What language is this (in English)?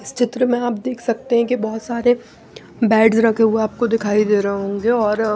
Hindi